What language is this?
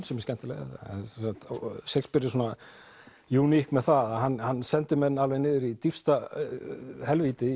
Icelandic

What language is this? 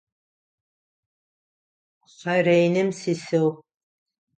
Adyghe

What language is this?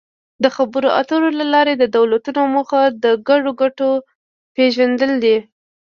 Pashto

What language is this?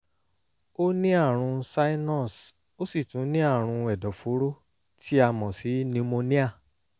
Yoruba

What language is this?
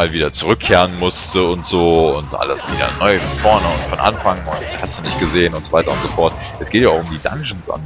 German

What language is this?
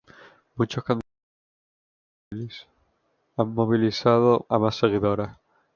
Spanish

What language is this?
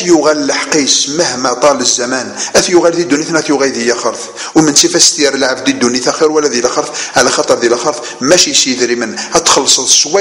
Arabic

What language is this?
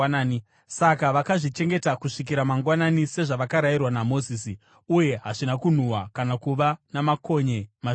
Shona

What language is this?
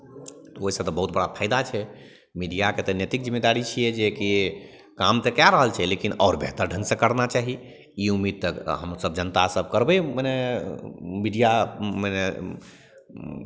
Maithili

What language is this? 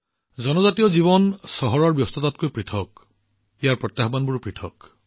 Assamese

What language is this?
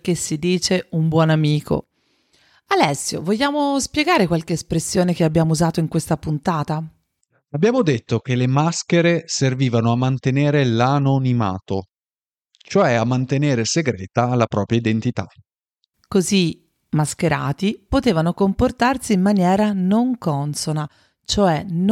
Italian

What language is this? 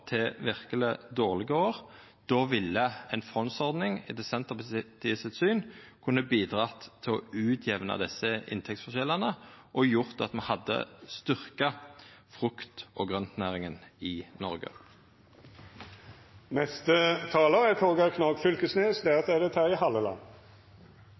Norwegian Nynorsk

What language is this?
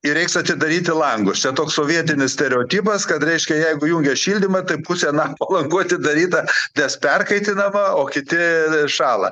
Lithuanian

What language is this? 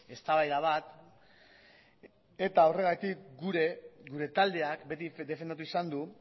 Basque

